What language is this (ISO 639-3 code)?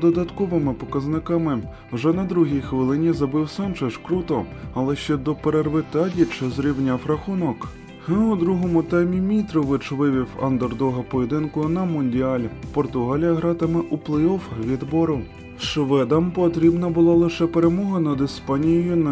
ukr